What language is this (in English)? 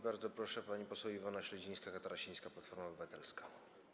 Polish